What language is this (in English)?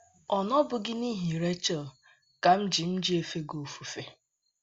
Igbo